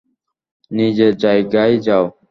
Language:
Bangla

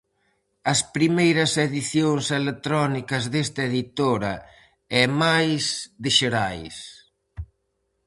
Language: Galician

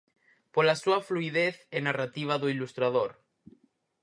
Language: Galician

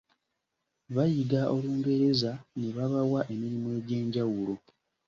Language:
Ganda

